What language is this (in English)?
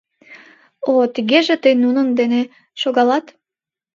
Mari